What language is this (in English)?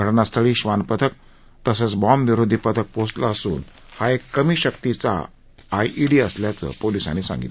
Marathi